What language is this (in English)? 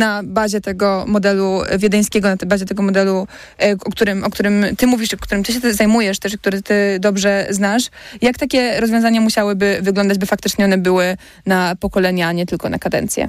Polish